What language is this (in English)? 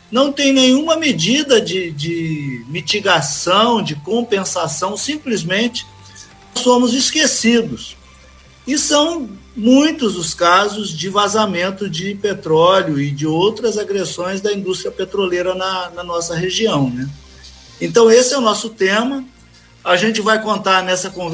Portuguese